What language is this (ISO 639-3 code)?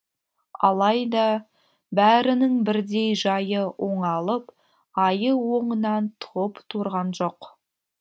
kaz